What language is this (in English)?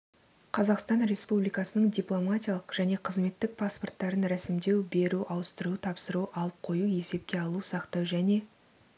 Kazakh